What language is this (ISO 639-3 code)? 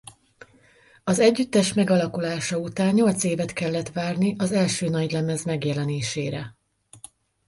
hun